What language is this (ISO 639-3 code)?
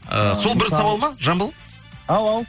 kaz